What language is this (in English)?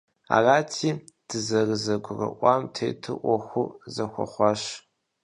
Kabardian